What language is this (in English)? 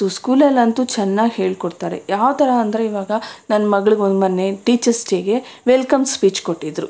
Kannada